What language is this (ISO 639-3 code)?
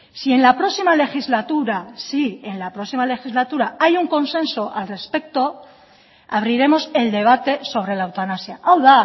spa